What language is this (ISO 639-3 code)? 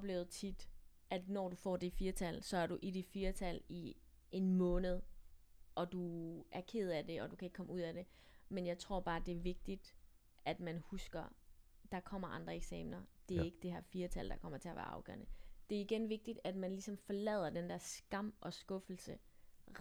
dan